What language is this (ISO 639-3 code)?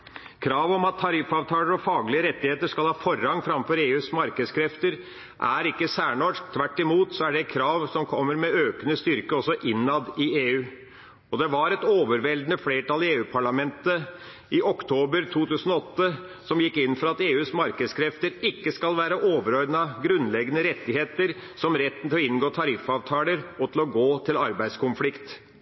nob